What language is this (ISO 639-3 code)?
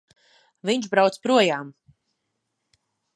lav